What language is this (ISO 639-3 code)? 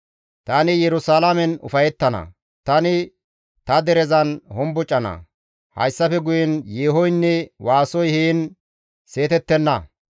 gmv